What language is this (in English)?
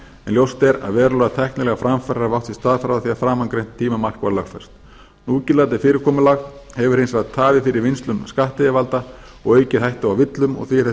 Icelandic